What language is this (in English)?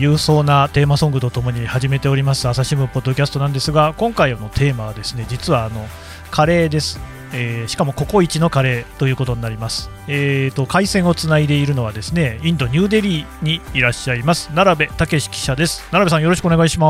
Japanese